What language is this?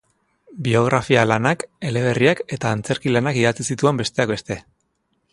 Basque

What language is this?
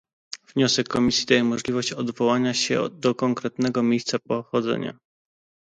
Polish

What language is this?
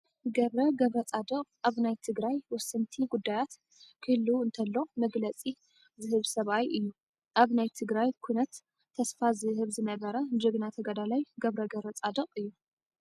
Tigrinya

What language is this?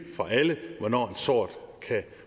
Danish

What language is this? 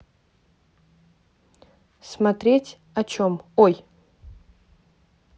Russian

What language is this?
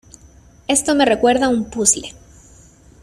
Spanish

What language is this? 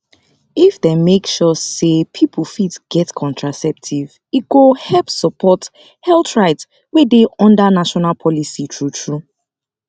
Nigerian Pidgin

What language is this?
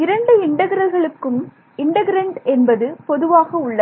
Tamil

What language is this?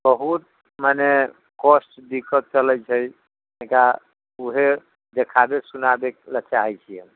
Maithili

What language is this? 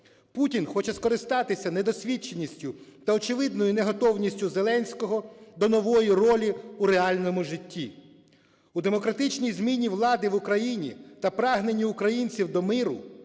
Ukrainian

